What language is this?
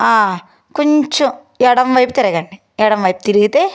Telugu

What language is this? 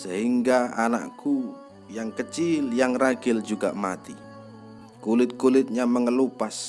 Indonesian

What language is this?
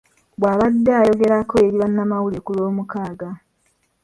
Ganda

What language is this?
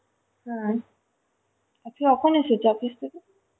Bangla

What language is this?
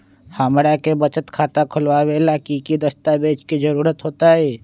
Magahi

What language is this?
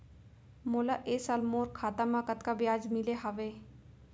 Chhattisgarhi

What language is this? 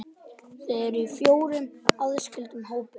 Icelandic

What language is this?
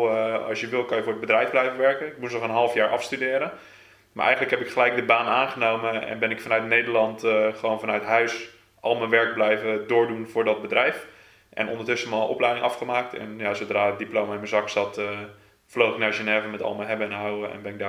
Dutch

